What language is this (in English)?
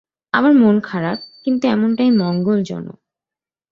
Bangla